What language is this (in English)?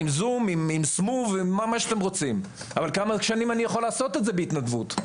Hebrew